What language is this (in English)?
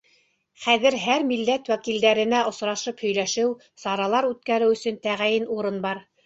Bashkir